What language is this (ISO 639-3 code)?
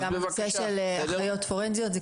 heb